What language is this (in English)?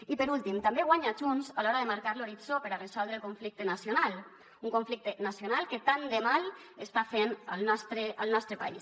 Catalan